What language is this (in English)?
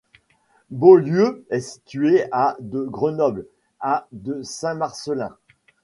French